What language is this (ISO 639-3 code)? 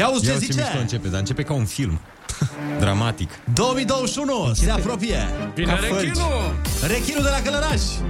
ron